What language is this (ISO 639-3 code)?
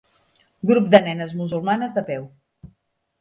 cat